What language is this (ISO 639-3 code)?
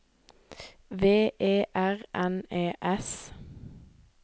nor